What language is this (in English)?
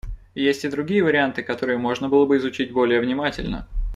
Russian